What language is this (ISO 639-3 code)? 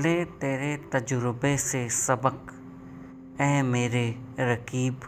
hin